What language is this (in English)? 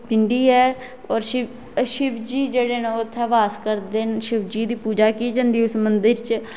Dogri